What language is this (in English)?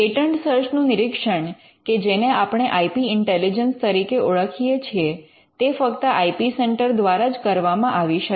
Gujarati